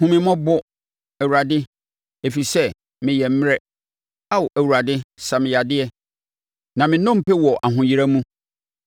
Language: Akan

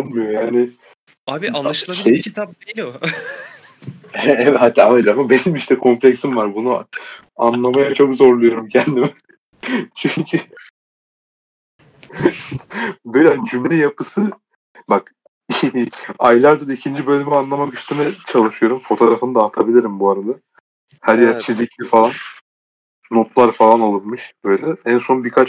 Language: Turkish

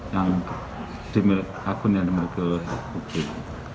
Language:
Indonesian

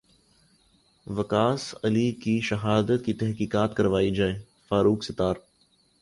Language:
Urdu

